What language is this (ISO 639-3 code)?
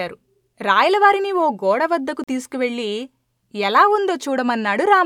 tel